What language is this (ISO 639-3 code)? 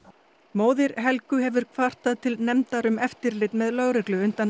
isl